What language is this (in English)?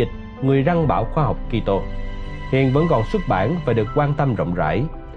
Vietnamese